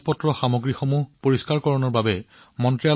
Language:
Assamese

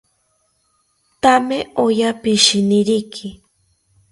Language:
South Ucayali Ashéninka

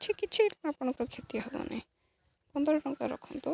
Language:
Odia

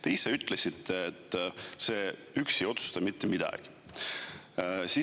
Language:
Estonian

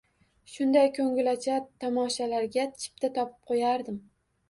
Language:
Uzbek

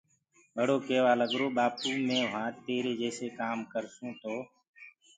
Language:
Gurgula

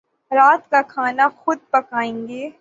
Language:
Urdu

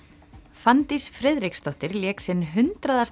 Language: Icelandic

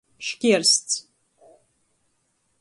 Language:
Latgalian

